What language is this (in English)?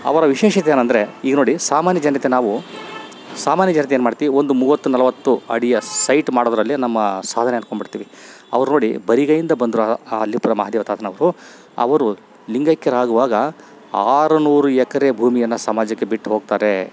Kannada